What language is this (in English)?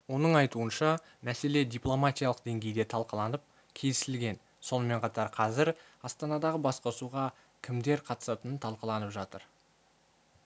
Kazakh